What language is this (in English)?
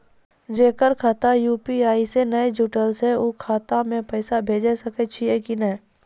Maithili